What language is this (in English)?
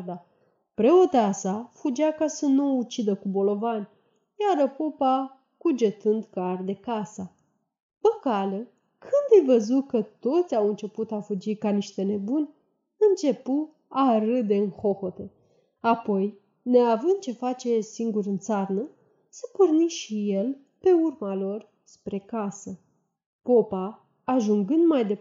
Romanian